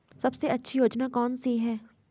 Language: Hindi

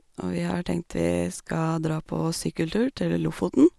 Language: Norwegian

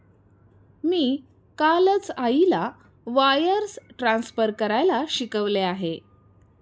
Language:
Marathi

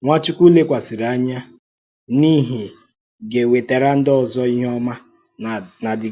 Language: Igbo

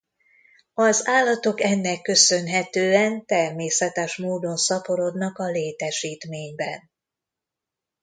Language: Hungarian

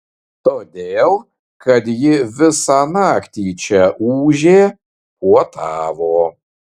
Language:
Lithuanian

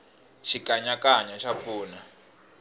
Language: Tsonga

